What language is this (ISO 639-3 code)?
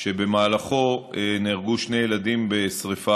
heb